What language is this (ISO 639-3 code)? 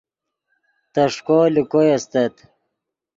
ydg